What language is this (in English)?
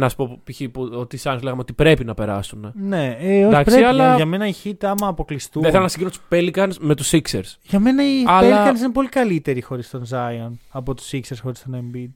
Greek